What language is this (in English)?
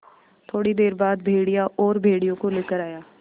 Hindi